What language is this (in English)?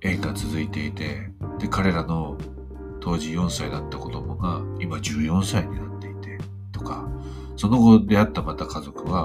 Japanese